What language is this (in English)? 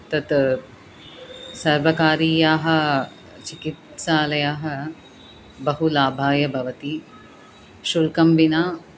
Sanskrit